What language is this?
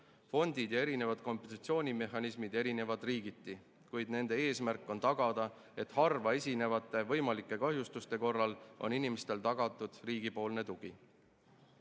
Estonian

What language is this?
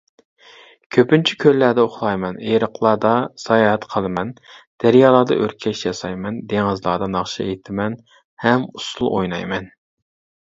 Uyghur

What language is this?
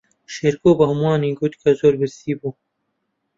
Central Kurdish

